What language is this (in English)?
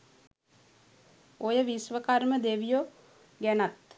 Sinhala